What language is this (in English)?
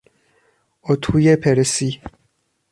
Persian